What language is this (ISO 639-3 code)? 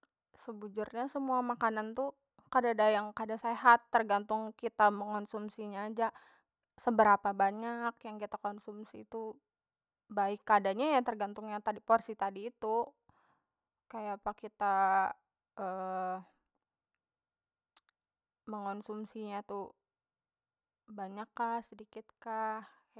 bjn